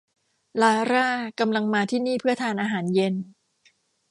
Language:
Thai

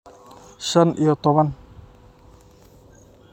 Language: Somali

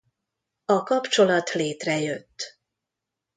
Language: Hungarian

